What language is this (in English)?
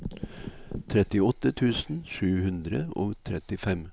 Norwegian